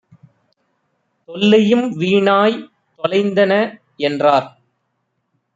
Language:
Tamil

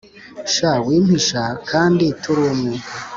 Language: Kinyarwanda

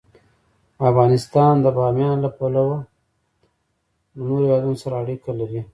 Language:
Pashto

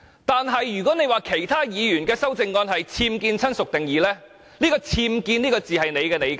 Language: Cantonese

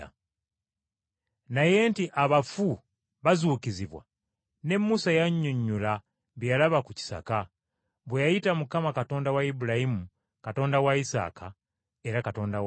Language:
Ganda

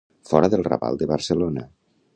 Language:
Catalan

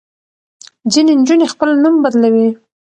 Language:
Pashto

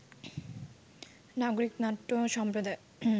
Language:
Bangla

